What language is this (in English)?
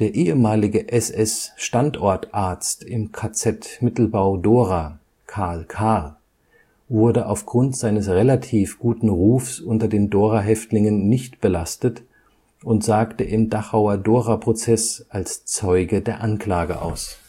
German